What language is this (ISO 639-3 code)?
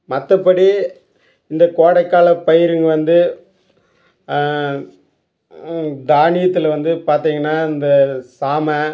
tam